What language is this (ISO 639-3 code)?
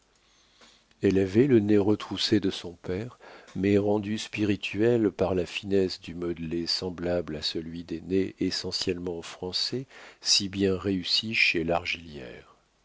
fra